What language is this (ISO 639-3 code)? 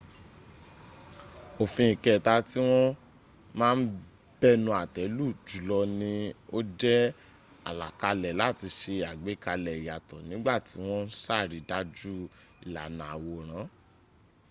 yor